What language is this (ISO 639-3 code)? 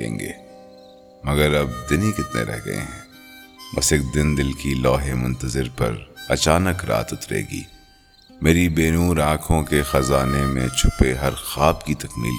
urd